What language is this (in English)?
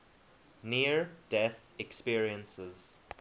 English